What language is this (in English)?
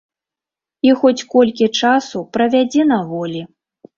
Belarusian